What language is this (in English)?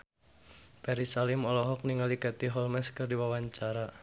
Sundanese